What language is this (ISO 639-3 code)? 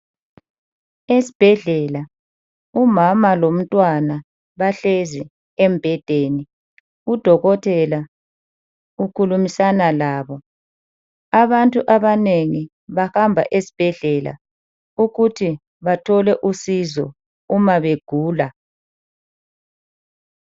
nde